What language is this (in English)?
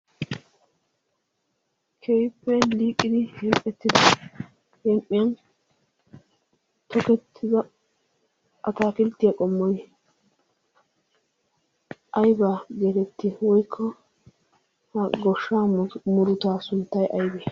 Wolaytta